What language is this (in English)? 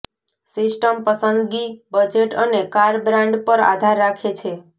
Gujarati